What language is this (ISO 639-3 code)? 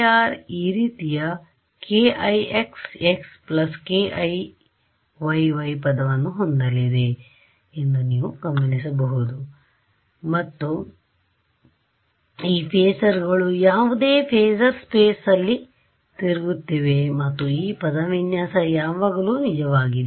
kan